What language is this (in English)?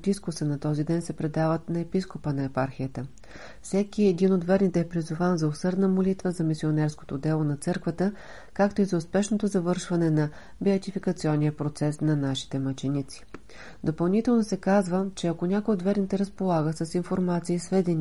Bulgarian